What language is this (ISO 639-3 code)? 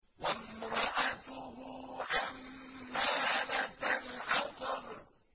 ara